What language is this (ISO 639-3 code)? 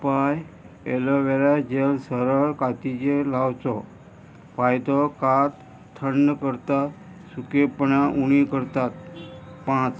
kok